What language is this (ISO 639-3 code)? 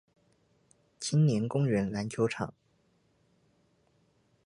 zho